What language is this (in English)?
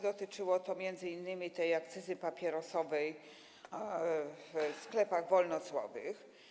Polish